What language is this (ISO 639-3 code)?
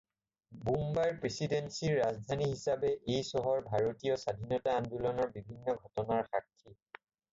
asm